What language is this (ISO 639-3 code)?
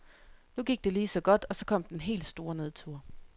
dan